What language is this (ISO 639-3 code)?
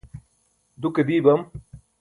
bsk